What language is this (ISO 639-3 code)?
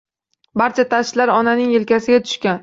uzb